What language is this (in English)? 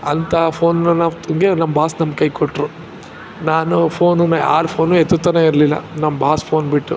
Kannada